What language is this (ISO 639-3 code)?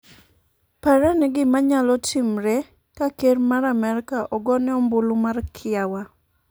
luo